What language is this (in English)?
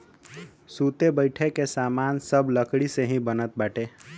Bhojpuri